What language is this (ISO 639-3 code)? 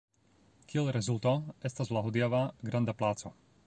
epo